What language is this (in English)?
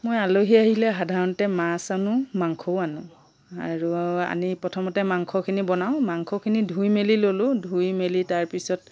Assamese